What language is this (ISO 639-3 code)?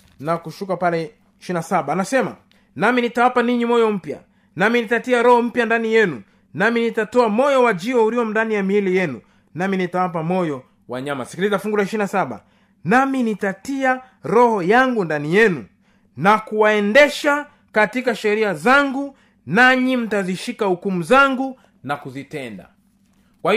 swa